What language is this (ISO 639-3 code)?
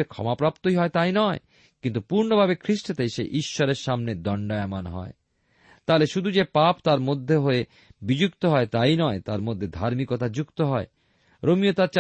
ben